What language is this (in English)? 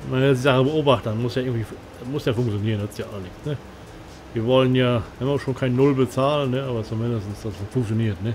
German